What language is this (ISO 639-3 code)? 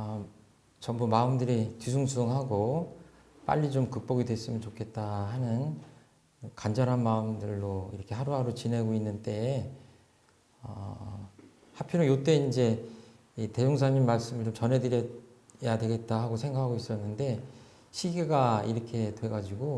kor